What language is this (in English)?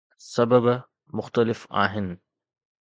Sindhi